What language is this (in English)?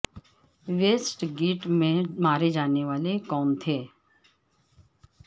Urdu